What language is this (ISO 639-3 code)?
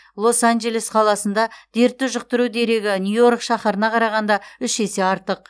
kaz